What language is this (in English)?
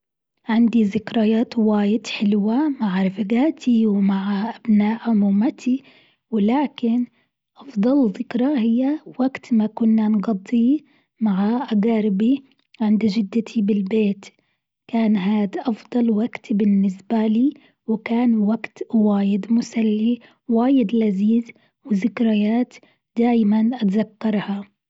Gulf Arabic